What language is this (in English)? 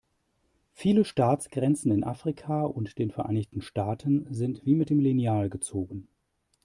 German